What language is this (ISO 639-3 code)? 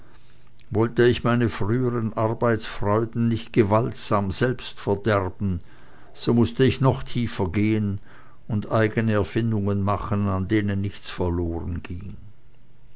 deu